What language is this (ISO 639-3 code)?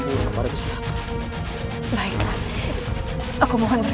ind